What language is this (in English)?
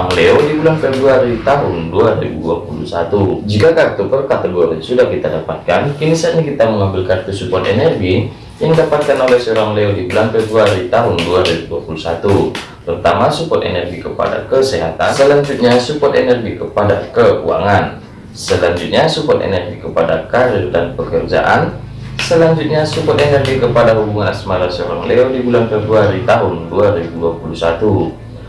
Indonesian